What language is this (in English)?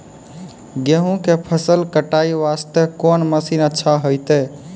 Maithili